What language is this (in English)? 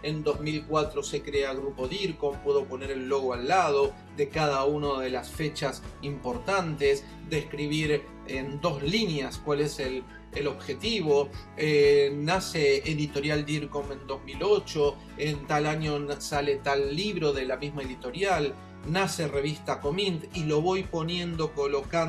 Spanish